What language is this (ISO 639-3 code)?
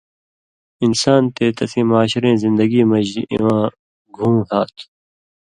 mvy